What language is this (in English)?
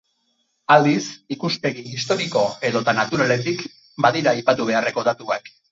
Basque